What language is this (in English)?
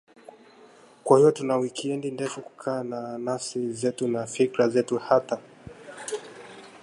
Swahili